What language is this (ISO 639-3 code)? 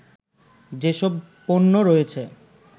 ben